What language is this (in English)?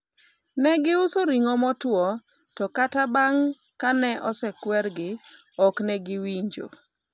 Luo (Kenya and Tanzania)